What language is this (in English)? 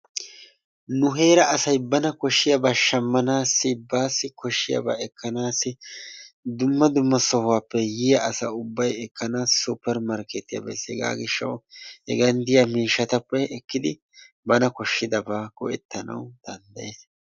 Wolaytta